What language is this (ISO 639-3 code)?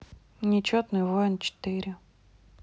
rus